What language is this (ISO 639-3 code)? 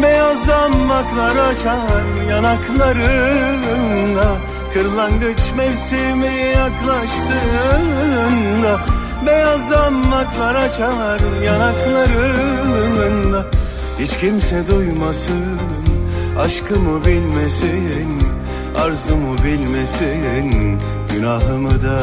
tur